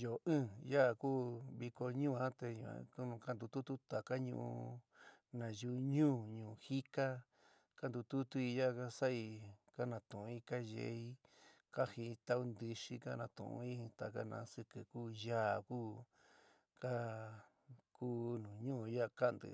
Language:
San Miguel El Grande Mixtec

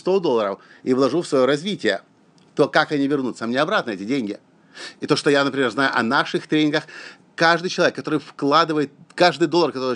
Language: Russian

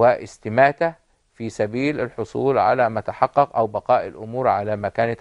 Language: Arabic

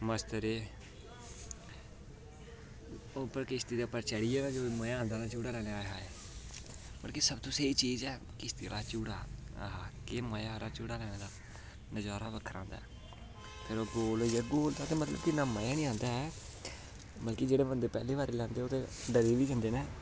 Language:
Dogri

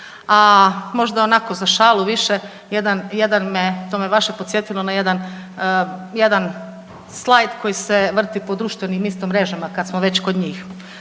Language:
Croatian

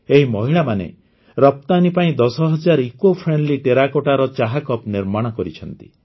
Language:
Odia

